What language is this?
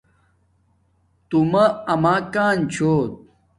Domaaki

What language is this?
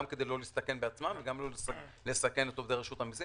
Hebrew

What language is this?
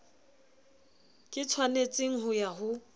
Southern Sotho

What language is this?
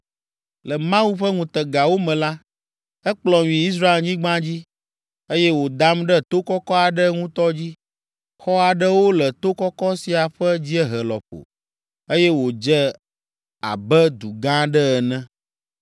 Ewe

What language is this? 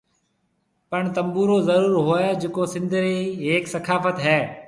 Marwari (Pakistan)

